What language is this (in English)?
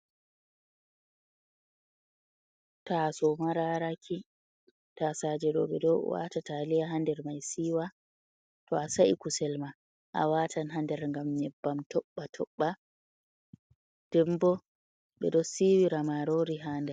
Fula